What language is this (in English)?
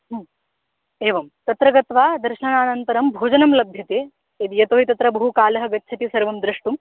Sanskrit